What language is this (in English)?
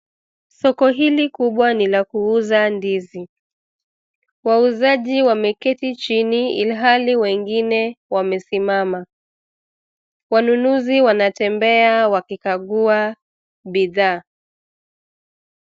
Swahili